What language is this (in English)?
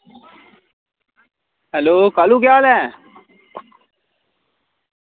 Dogri